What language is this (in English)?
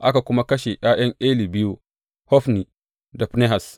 Hausa